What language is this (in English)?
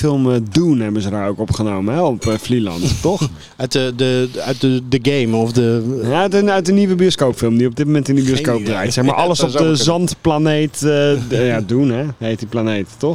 Dutch